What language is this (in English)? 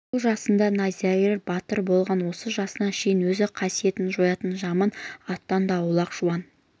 Kazakh